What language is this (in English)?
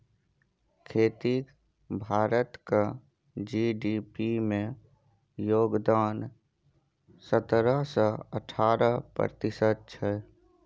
Maithili